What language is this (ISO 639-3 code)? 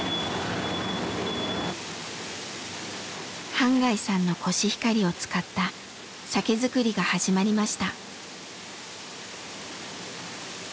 jpn